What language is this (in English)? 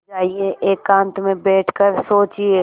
Hindi